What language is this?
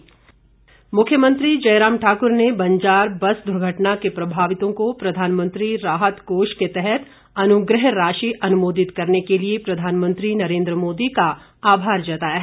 Hindi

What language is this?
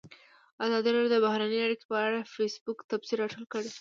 Pashto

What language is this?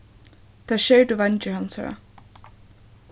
Faroese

